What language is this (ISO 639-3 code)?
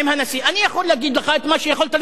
heb